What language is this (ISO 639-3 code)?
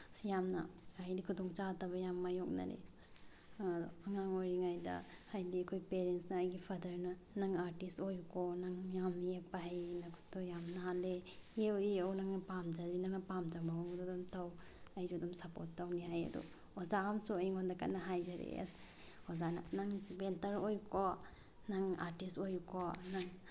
mni